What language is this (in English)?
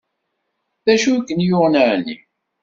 Kabyle